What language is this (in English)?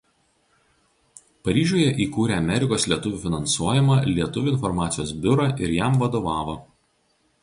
Lithuanian